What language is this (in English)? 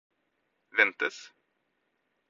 Norwegian Bokmål